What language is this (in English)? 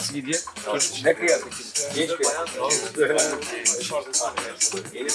Turkish